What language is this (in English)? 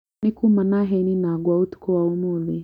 Kikuyu